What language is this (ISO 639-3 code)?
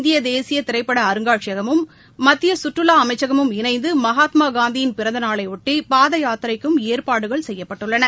tam